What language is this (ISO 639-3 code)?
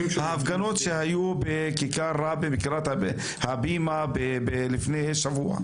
heb